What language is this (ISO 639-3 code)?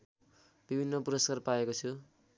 nep